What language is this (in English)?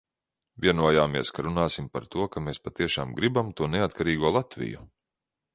Latvian